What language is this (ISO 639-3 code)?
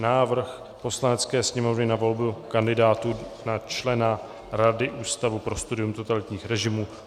ces